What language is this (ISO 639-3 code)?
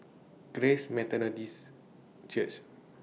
eng